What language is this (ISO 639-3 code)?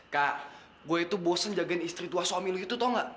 ind